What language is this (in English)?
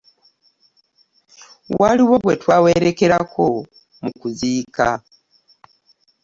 Ganda